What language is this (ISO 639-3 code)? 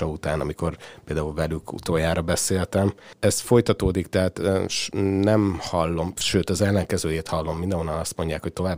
hun